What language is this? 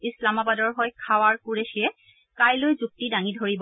Assamese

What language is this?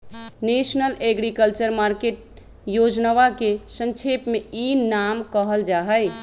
Magahi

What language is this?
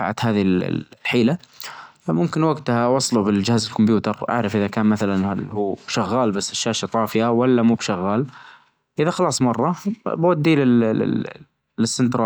Najdi Arabic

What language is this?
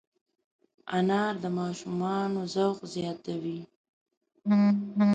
Pashto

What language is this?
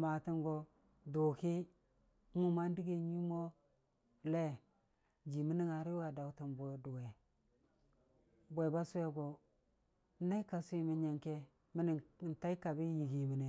Dijim-Bwilim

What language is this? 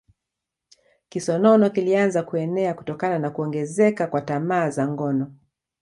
Swahili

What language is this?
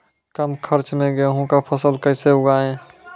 Maithili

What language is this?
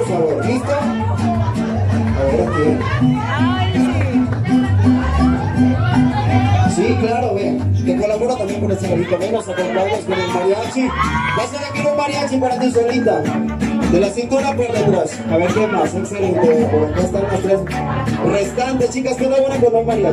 Spanish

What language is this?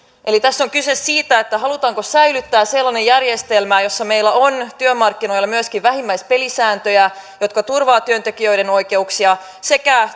Finnish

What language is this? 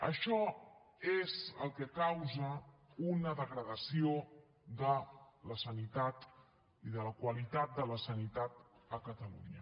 Catalan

